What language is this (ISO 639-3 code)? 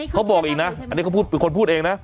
tha